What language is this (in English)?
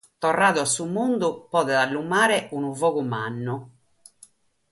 Sardinian